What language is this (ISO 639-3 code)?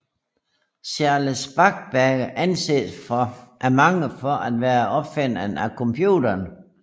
dan